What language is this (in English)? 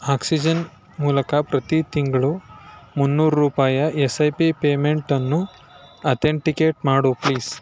Kannada